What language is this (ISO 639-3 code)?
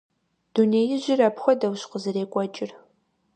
kbd